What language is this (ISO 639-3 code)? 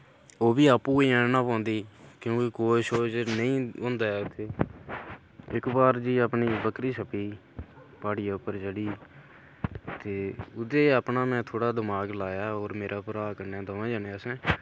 doi